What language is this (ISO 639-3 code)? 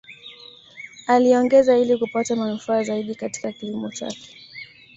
swa